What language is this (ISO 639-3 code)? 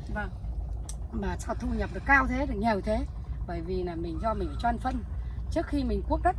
vie